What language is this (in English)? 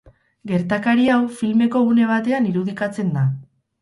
Basque